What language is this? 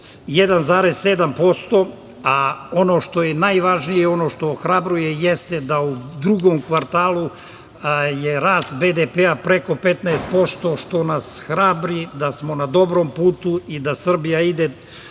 Serbian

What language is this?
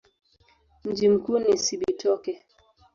Swahili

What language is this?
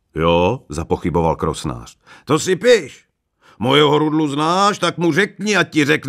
Czech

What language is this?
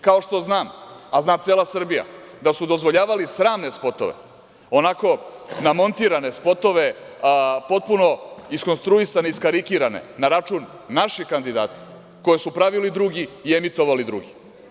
Serbian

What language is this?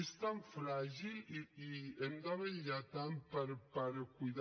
Catalan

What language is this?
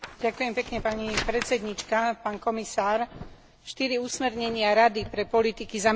Slovak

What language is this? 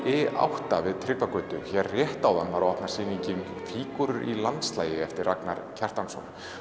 Icelandic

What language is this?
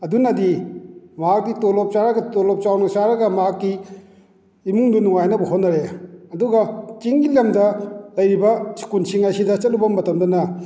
Manipuri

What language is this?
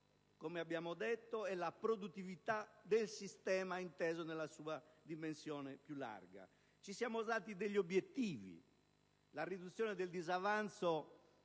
Italian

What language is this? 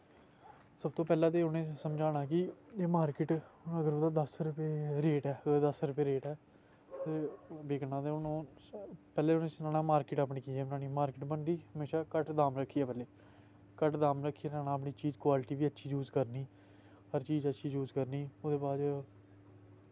Dogri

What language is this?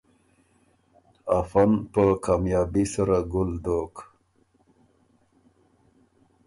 Ormuri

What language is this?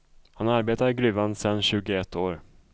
Swedish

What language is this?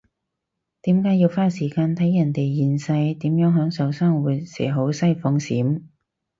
Cantonese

